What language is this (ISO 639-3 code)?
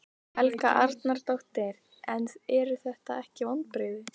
isl